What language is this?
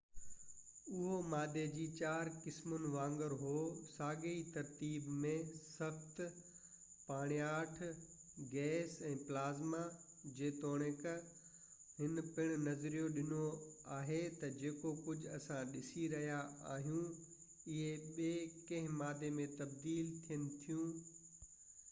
Sindhi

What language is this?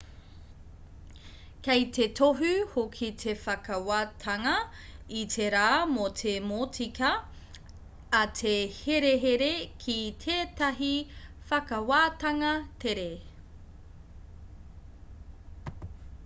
Māori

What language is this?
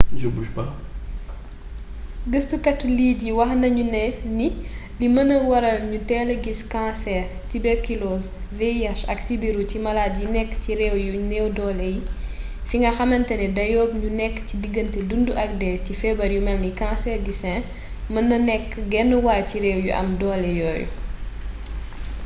Wolof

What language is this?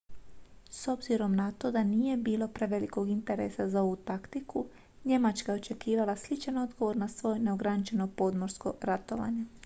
Croatian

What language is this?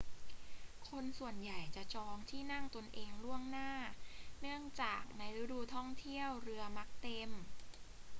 Thai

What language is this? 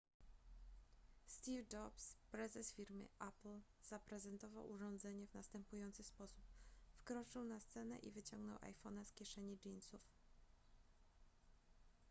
Polish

